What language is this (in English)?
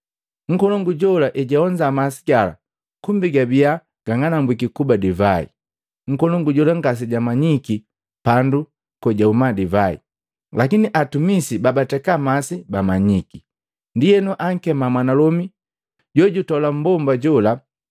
Matengo